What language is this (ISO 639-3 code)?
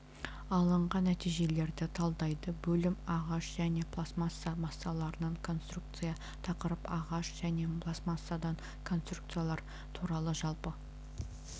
kaz